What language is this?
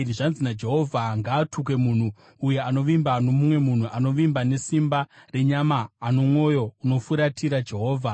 Shona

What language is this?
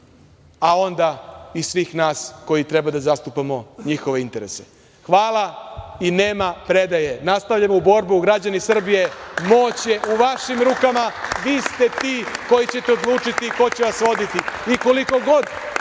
Serbian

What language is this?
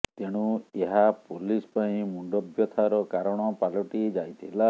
Odia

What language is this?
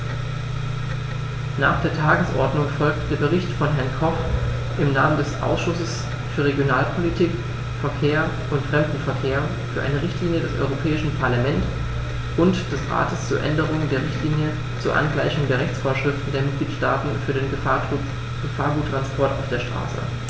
German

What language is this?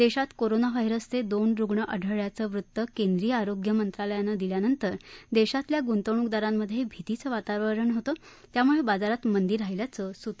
Marathi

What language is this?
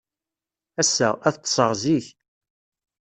Kabyle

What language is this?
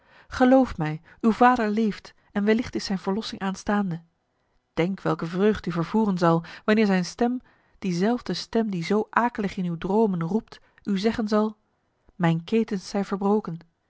Dutch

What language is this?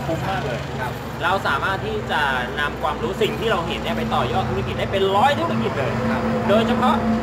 Thai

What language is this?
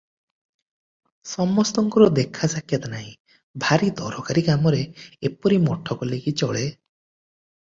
Odia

